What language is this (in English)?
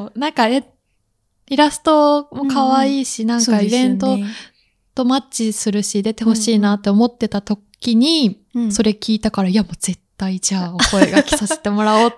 Japanese